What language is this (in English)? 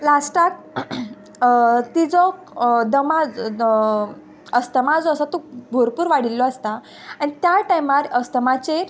Konkani